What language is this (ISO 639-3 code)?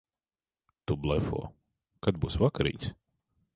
lav